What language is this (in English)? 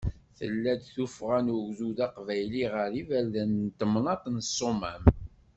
Kabyle